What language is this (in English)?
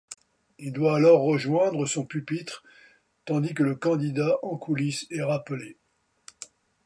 French